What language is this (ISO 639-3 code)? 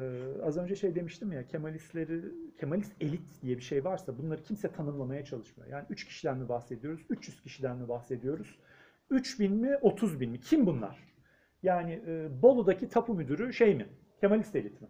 tur